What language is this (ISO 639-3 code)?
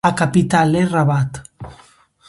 glg